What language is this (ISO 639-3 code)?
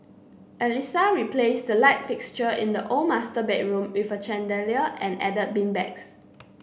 eng